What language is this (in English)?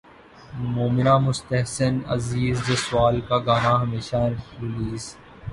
Urdu